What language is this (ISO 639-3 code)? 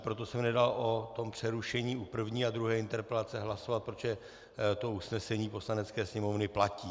ces